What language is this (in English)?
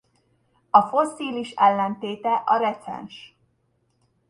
Hungarian